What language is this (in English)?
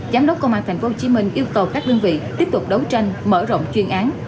Vietnamese